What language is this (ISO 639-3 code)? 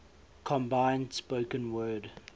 eng